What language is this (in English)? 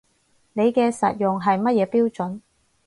Cantonese